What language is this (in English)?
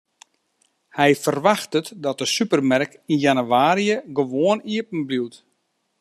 Western Frisian